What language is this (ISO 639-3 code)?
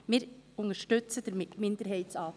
gsw